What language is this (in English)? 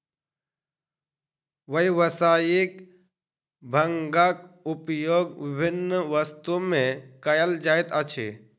Maithili